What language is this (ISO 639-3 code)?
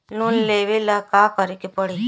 bho